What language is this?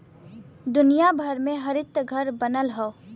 Bhojpuri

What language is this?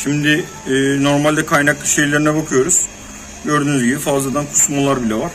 Turkish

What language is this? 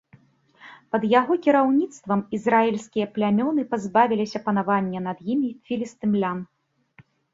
Belarusian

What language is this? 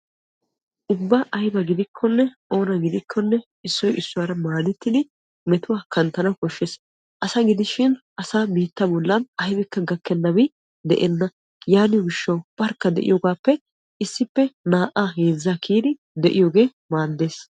Wolaytta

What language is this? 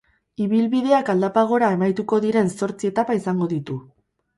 Basque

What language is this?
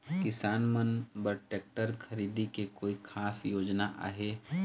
Chhattisgarhi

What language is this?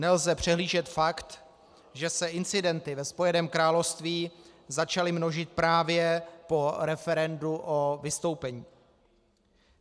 Czech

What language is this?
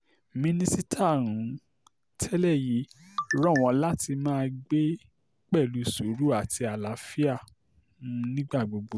Yoruba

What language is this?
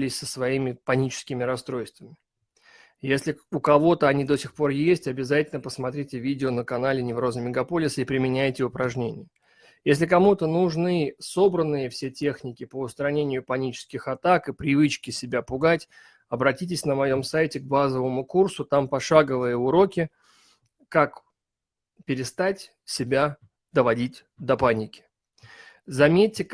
Russian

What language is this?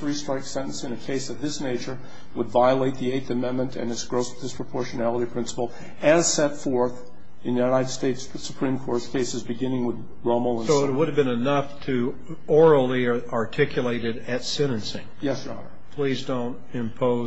English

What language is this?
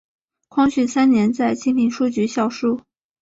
Chinese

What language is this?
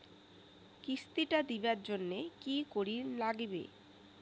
Bangla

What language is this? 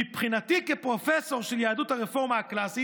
Hebrew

